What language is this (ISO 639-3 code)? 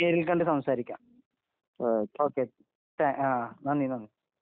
mal